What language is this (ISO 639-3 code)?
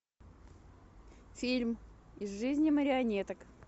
rus